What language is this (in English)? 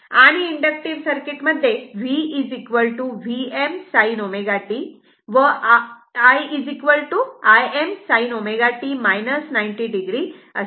Marathi